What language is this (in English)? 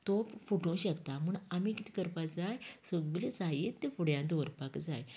Konkani